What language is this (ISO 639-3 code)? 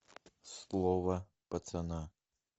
rus